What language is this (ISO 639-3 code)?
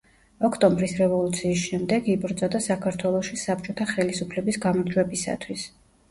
kat